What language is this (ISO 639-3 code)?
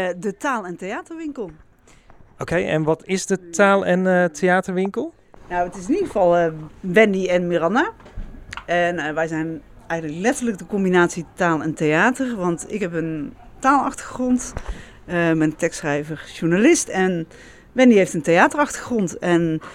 nld